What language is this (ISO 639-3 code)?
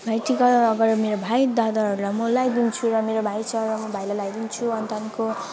nep